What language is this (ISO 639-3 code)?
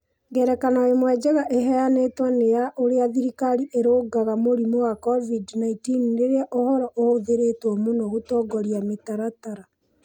kik